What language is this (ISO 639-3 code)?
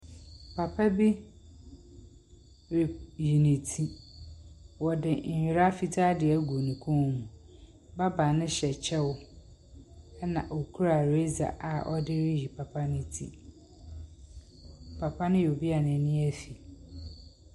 aka